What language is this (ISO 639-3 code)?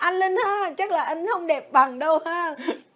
vie